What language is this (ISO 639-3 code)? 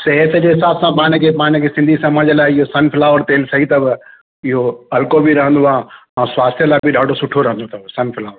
snd